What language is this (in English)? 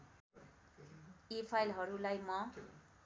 Nepali